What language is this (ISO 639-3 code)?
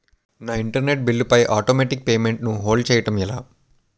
tel